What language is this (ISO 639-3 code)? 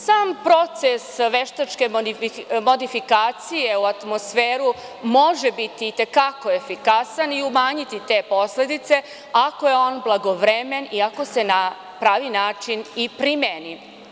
srp